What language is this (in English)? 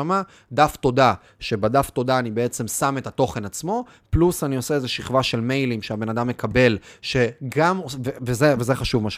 Hebrew